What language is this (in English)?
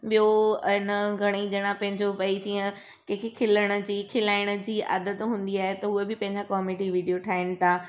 Sindhi